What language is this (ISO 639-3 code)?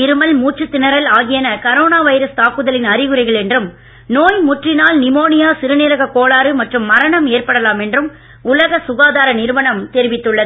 tam